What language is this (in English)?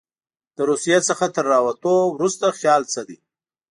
Pashto